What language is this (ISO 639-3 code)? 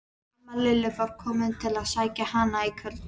isl